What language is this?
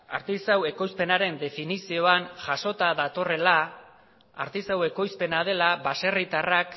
Basque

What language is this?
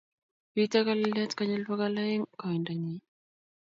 Kalenjin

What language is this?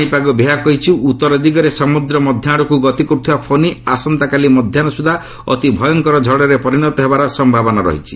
Odia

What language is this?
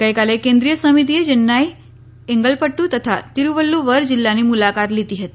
Gujarati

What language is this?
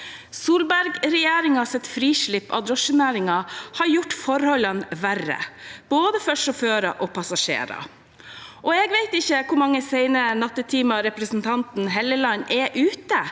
Norwegian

